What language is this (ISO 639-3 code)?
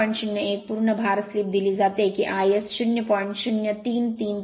mar